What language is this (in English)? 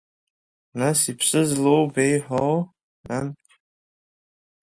Abkhazian